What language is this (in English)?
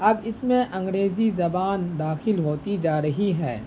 Urdu